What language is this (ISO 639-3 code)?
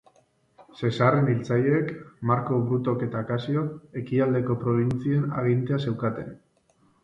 eus